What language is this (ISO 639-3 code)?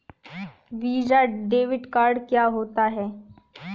hin